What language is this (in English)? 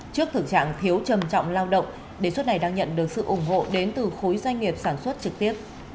Vietnamese